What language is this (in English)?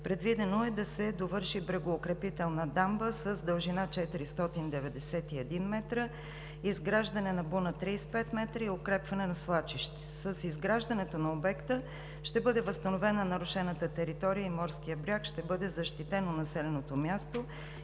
Bulgarian